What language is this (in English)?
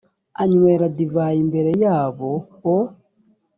Kinyarwanda